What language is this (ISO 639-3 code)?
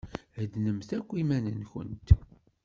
kab